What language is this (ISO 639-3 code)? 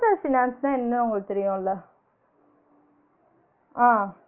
tam